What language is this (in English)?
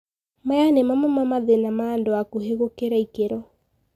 Kikuyu